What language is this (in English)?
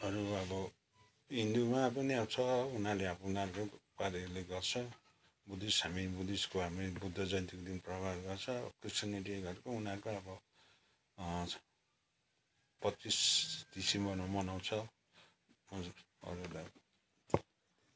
Nepali